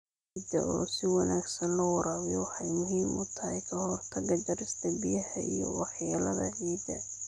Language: Somali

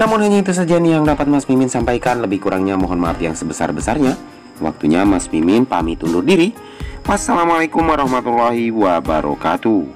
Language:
Indonesian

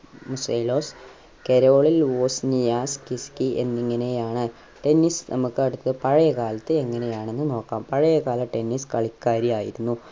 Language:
Malayalam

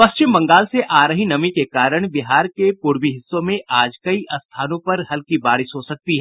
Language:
Hindi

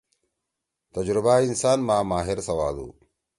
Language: Torwali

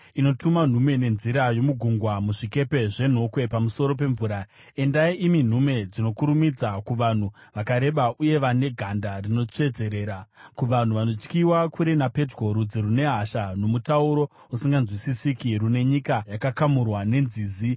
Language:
Shona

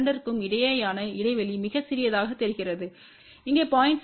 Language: Tamil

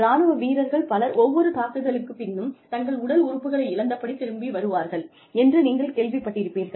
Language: Tamil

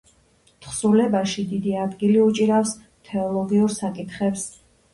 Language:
Georgian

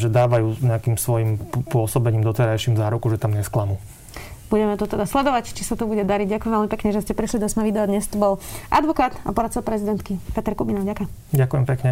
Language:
Slovak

